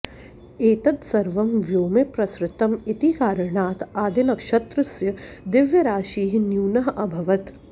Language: Sanskrit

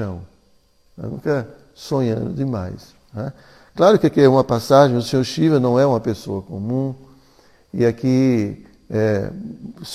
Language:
Portuguese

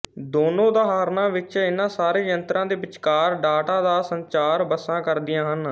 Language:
Punjabi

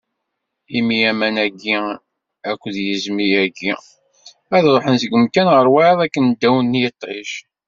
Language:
Kabyle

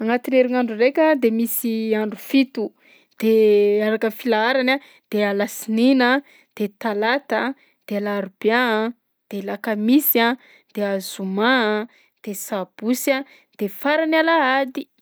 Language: Southern Betsimisaraka Malagasy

